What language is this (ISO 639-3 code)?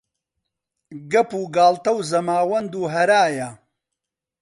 ckb